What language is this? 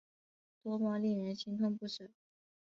Chinese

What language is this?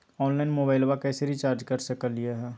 Magahi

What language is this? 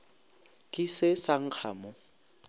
Northern Sotho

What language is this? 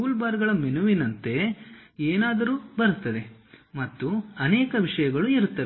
Kannada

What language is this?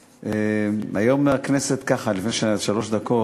Hebrew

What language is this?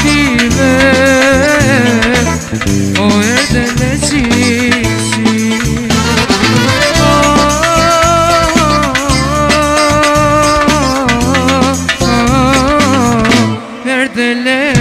Arabic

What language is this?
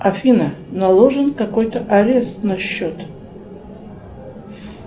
Russian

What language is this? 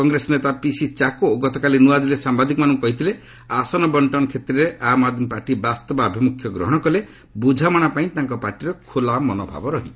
Odia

